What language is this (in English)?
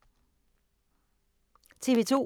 Danish